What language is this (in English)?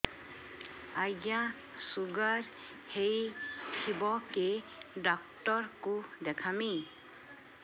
Odia